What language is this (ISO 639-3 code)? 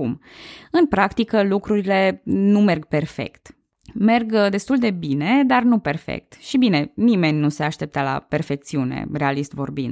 ron